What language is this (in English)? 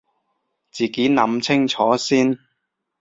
Cantonese